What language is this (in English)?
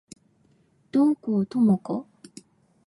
Japanese